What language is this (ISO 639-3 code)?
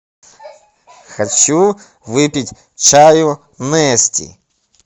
rus